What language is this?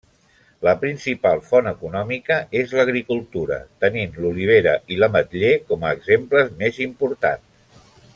Catalan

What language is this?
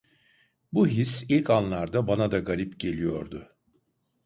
Turkish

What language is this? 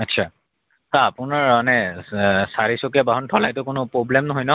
Assamese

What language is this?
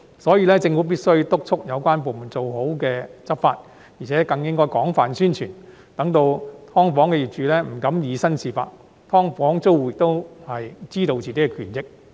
Cantonese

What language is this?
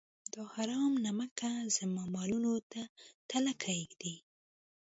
Pashto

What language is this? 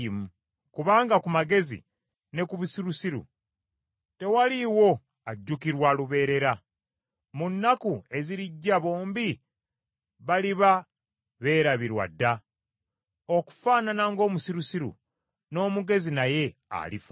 Ganda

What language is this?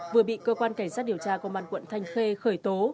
Vietnamese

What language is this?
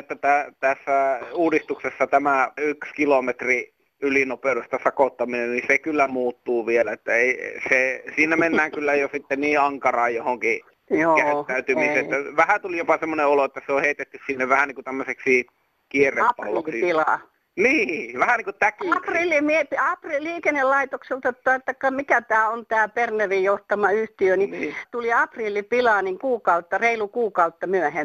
Finnish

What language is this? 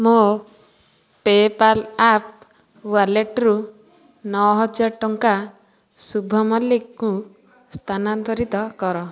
Odia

